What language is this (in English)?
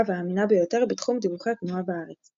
Hebrew